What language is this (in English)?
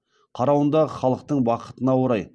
Kazakh